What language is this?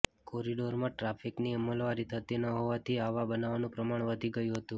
Gujarati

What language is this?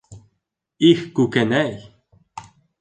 Bashkir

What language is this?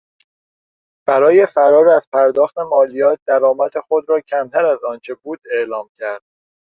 Persian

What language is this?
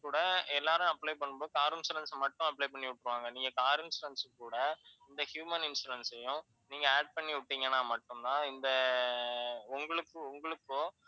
Tamil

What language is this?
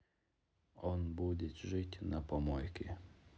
Russian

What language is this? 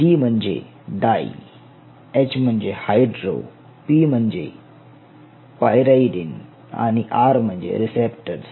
Marathi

